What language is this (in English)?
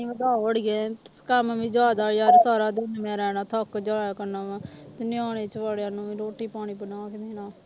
Punjabi